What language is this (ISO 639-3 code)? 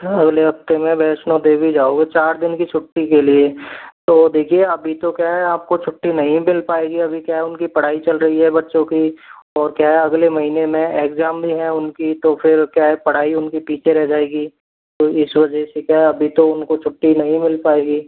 hin